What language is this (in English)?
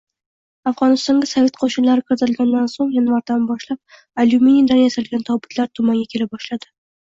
Uzbek